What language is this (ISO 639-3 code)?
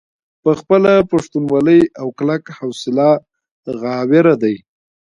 pus